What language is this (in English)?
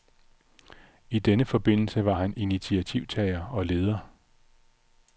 Danish